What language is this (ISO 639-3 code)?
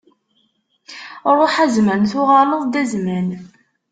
kab